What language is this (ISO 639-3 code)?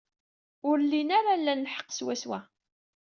kab